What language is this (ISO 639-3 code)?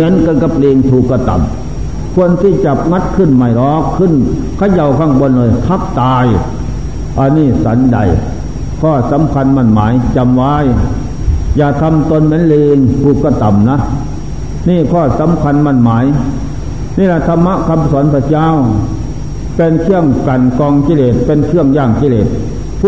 tha